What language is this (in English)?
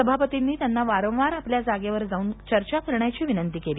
Marathi